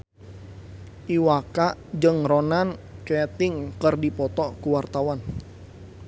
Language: Sundanese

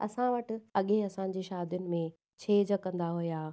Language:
Sindhi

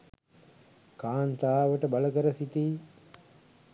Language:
Sinhala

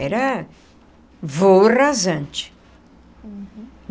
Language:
Portuguese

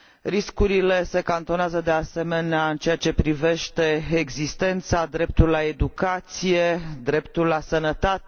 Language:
Romanian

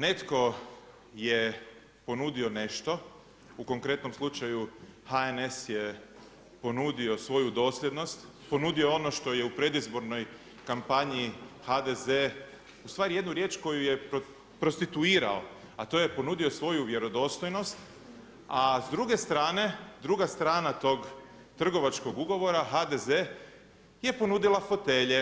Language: Croatian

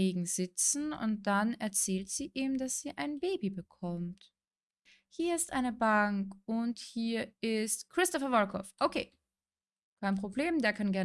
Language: German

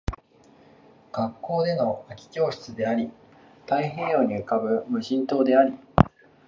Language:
Japanese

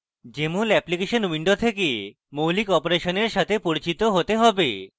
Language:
Bangla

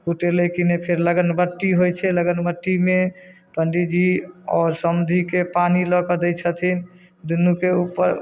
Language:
Maithili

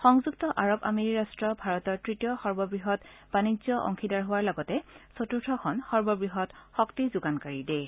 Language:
Assamese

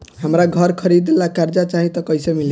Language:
Bhojpuri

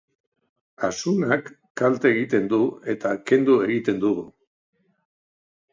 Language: Basque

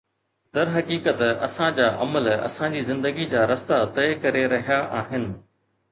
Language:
Sindhi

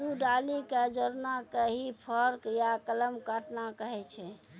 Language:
Maithili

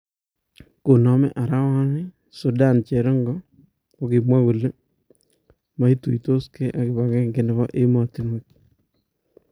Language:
Kalenjin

